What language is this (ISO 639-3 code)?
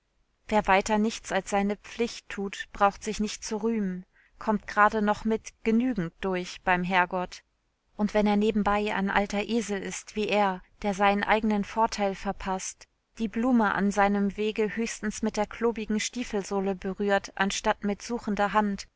deu